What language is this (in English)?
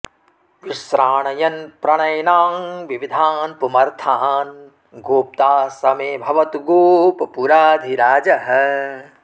Sanskrit